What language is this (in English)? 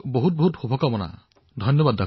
Assamese